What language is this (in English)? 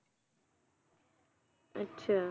Punjabi